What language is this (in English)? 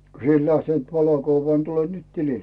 Finnish